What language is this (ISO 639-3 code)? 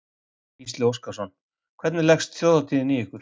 isl